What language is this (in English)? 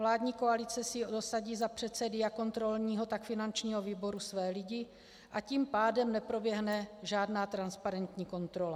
Czech